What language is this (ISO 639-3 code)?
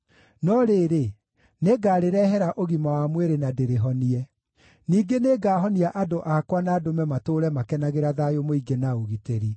kik